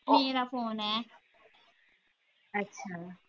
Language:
Punjabi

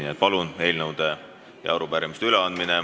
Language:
Estonian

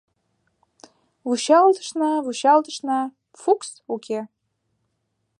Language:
Mari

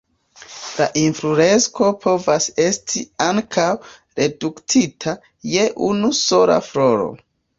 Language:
Esperanto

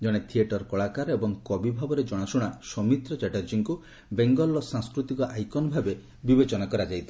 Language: Odia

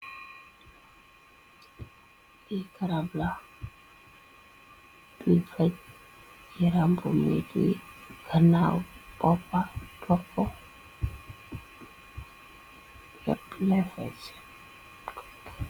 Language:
Wolof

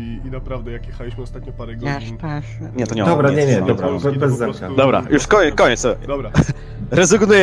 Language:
Polish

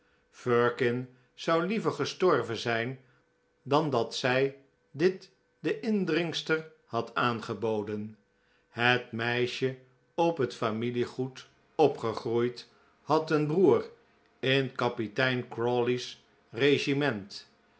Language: Dutch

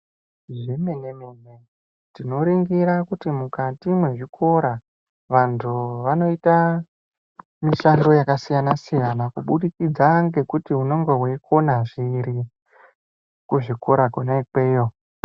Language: Ndau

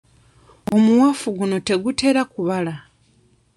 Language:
Ganda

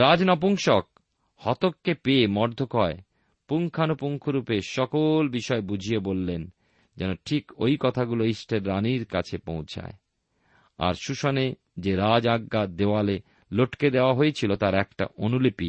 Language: Bangla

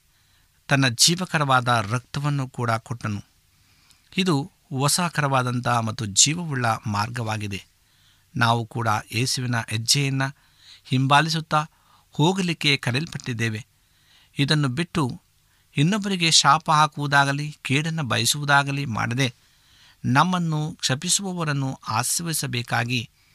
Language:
Kannada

